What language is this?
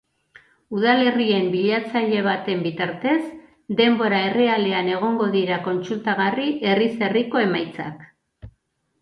Basque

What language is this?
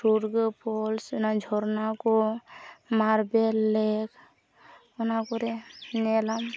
Santali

